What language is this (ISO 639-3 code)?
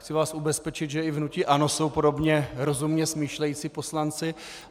ces